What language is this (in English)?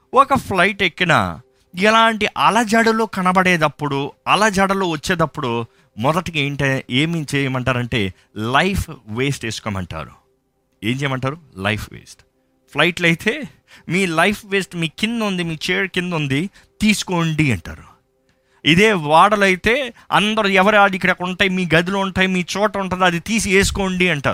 Telugu